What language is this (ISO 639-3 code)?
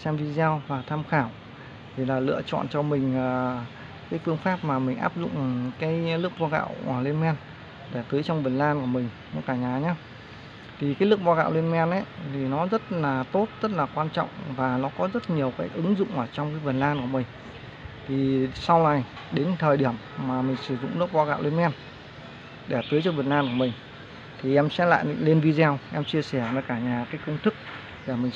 vie